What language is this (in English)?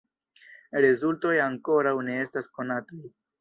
Esperanto